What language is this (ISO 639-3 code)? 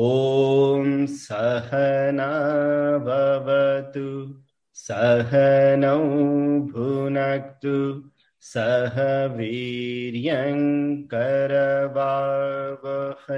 zho